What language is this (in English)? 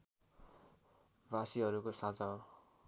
Nepali